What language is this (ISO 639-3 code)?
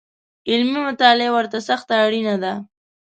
pus